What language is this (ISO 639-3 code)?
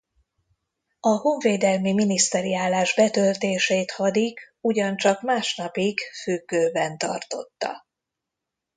hun